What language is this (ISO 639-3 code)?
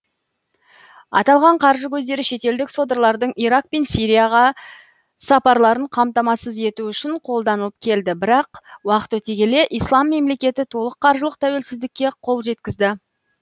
kaz